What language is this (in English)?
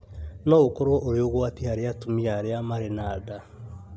Kikuyu